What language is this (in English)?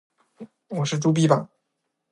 Chinese